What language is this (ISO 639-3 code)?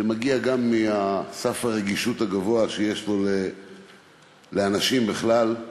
heb